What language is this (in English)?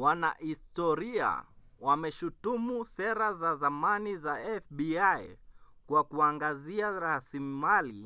Swahili